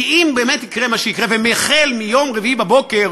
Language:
Hebrew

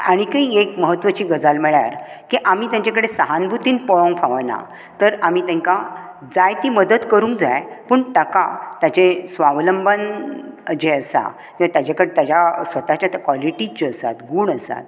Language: Konkani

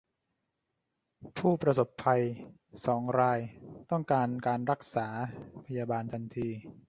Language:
Thai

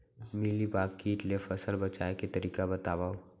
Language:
Chhattisgarhi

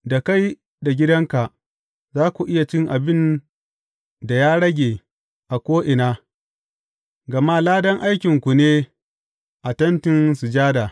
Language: Hausa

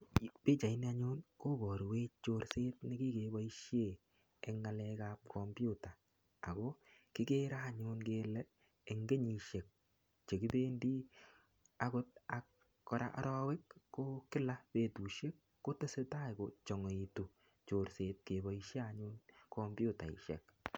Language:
Kalenjin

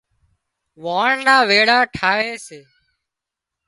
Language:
Wadiyara Koli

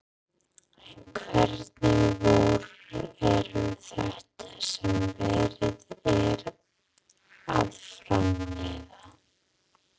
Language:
Icelandic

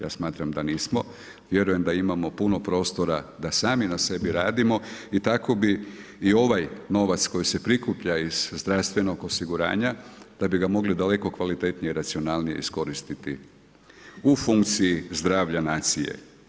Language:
Croatian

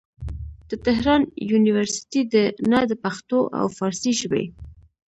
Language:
Pashto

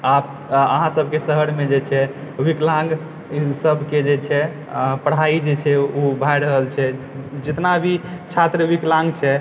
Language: Maithili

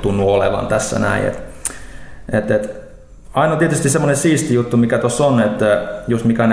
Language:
Finnish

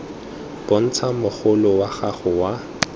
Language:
Tswana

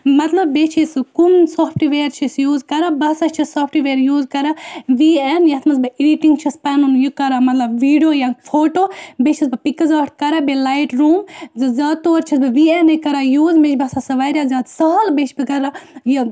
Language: Kashmiri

